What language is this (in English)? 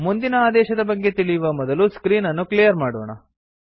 Kannada